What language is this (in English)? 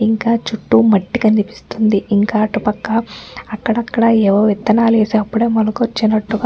Telugu